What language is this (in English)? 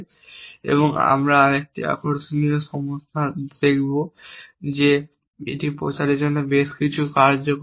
Bangla